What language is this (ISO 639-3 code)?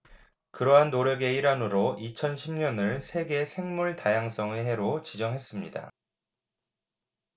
kor